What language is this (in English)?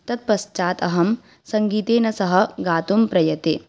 Sanskrit